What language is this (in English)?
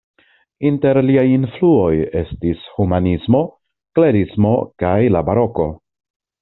Esperanto